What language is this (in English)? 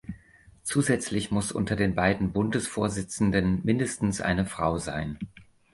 German